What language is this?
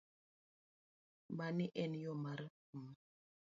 Luo (Kenya and Tanzania)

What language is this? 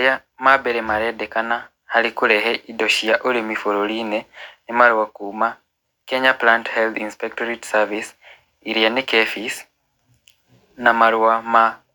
Kikuyu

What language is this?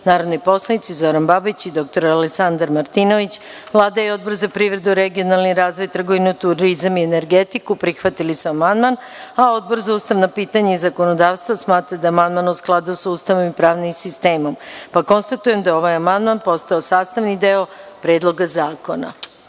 Serbian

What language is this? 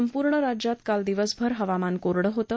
Marathi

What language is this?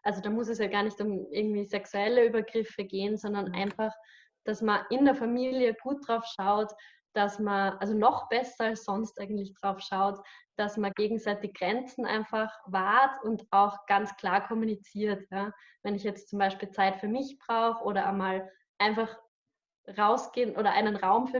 German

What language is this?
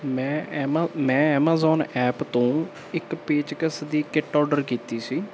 Punjabi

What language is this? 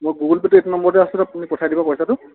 Assamese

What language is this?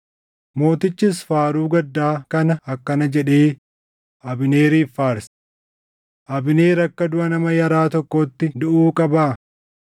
Oromo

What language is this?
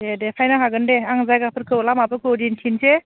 Bodo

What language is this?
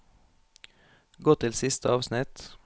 Norwegian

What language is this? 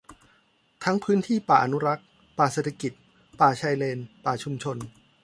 Thai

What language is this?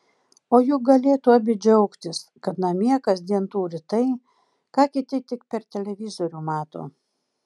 Lithuanian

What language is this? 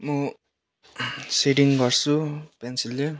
Nepali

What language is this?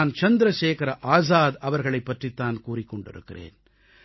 Tamil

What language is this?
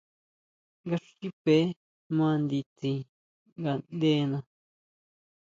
Huautla Mazatec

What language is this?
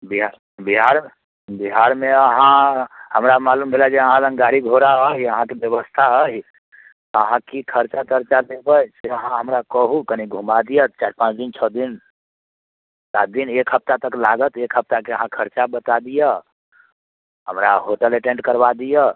Maithili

